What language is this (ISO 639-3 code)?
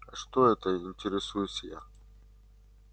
rus